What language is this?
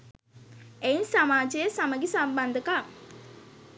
Sinhala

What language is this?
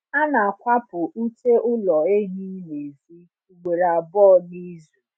Igbo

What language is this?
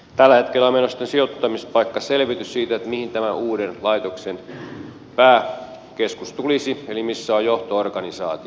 Finnish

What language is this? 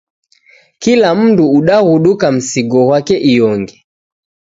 Taita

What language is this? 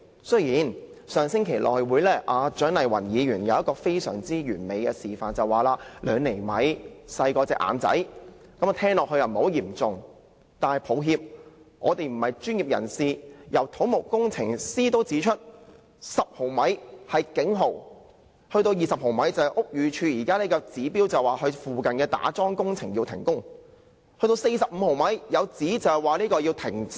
Cantonese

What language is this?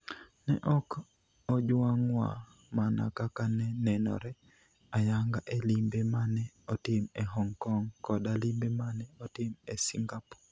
Luo (Kenya and Tanzania)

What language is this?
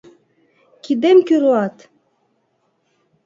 Mari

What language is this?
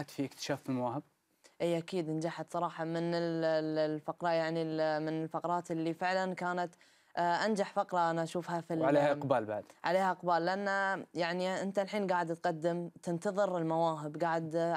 Arabic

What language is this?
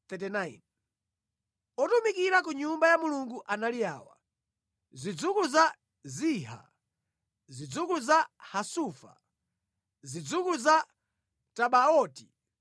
Nyanja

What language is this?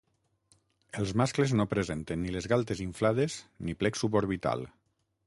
Catalan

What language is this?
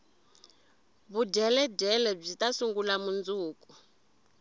Tsonga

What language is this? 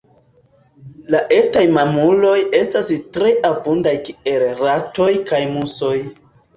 Esperanto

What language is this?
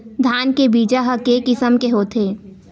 Chhattisgarhi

